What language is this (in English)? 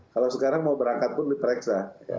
Indonesian